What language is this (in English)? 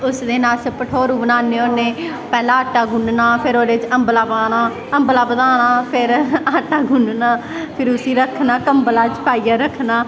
Dogri